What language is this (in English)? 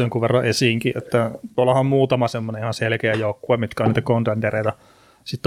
Finnish